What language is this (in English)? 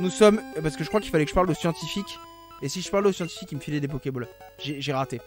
French